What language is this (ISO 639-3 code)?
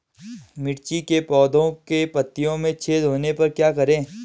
hin